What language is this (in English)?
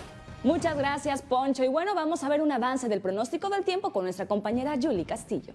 Spanish